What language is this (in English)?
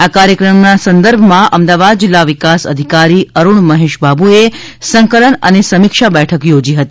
Gujarati